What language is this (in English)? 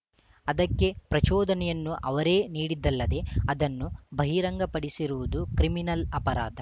Kannada